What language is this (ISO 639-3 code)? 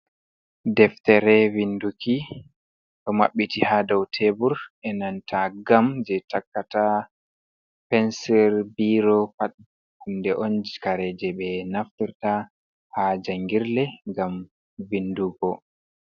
ful